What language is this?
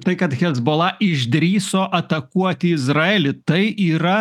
Lithuanian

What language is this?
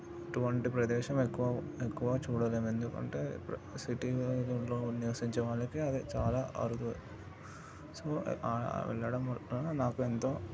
Telugu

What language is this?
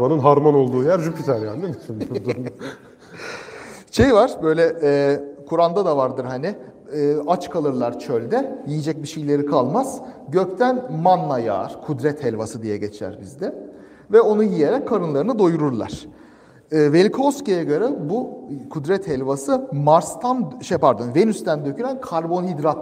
Turkish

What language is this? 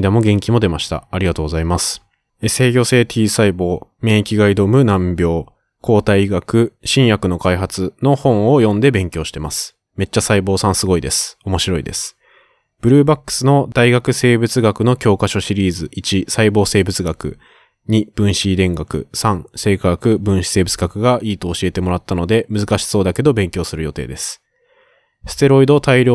Japanese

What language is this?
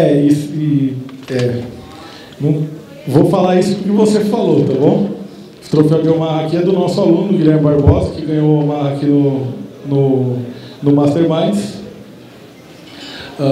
Portuguese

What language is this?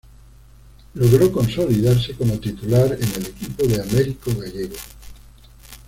Spanish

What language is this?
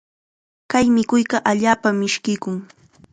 Chiquián Ancash Quechua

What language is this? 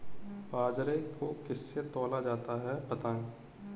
Hindi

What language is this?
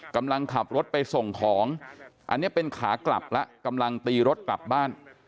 Thai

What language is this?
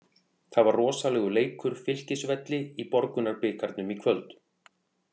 Icelandic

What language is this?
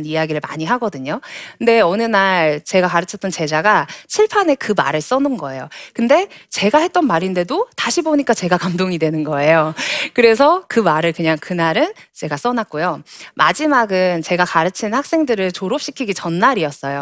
Korean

